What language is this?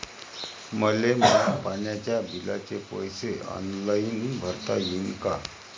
Marathi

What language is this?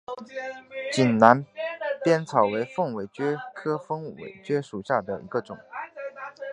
Chinese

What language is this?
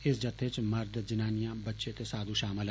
Dogri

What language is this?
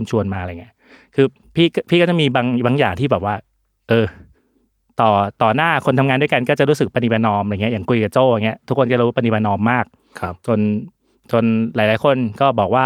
Thai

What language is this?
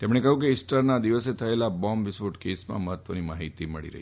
Gujarati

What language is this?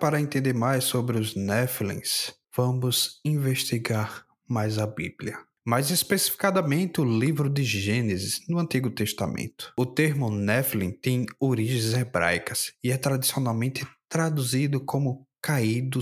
Portuguese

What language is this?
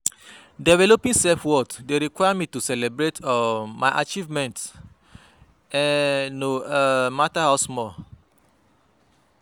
Nigerian Pidgin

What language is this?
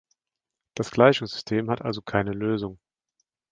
German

